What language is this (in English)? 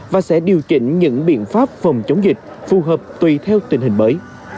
Vietnamese